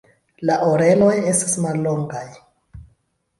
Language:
Esperanto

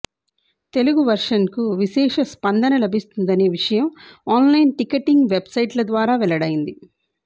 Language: Telugu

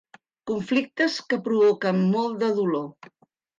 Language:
Catalan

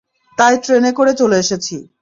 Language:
Bangla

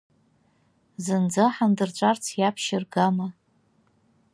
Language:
Abkhazian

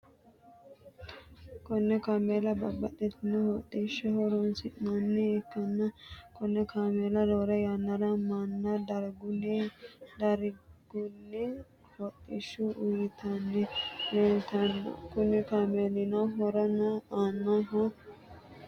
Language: Sidamo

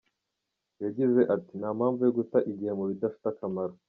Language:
Kinyarwanda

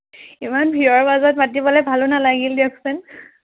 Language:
Assamese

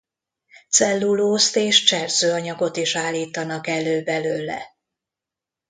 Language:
Hungarian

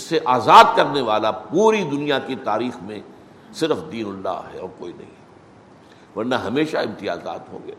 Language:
Urdu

